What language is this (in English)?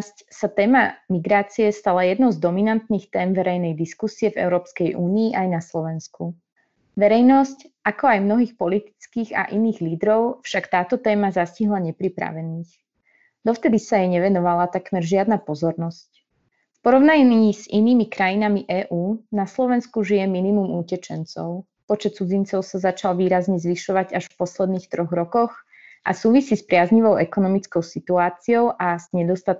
Slovak